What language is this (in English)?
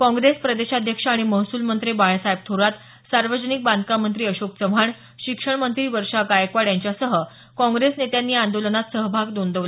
Marathi